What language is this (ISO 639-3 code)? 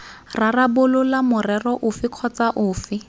tsn